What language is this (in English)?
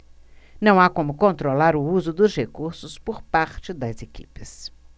Portuguese